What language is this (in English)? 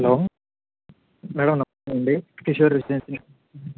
Telugu